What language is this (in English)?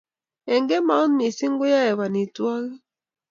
Kalenjin